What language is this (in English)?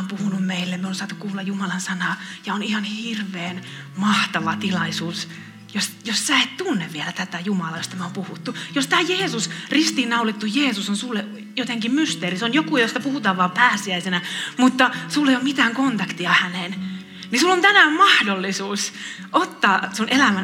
Finnish